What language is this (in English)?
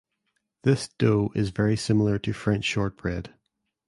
English